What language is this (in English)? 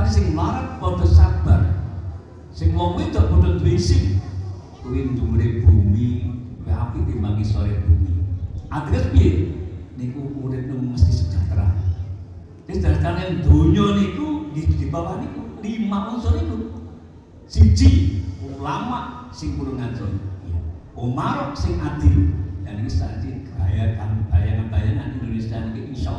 Indonesian